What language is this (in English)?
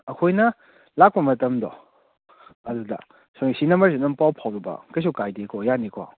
Manipuri